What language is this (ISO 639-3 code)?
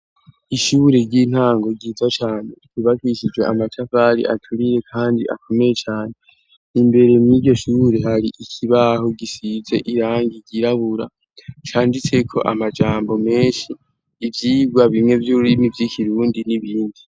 run